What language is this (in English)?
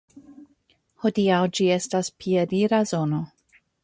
Esperanto